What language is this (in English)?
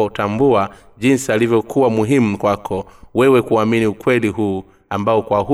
Swahili